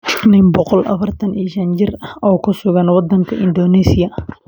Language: Somali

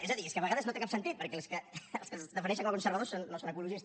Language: Catalan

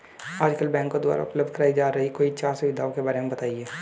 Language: Hindi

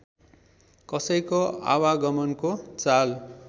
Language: Nepali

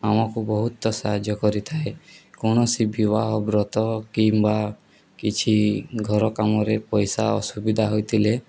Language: Odia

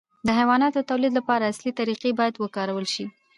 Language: Pashto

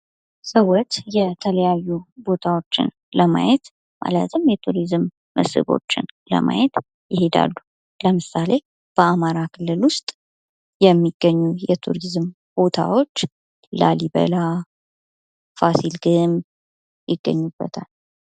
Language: Amharic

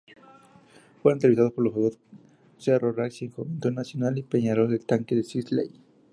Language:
Spanish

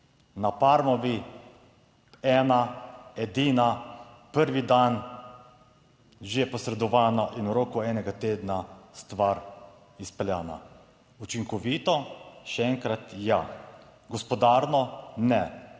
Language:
Slovenian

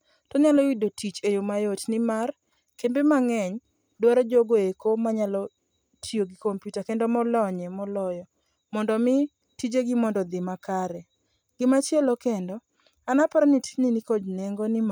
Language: Luo (Kenya and Tanzania)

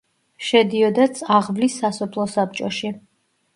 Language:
Georgian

